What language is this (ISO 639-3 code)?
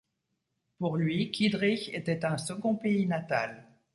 fra